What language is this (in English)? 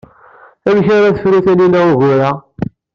Kabyle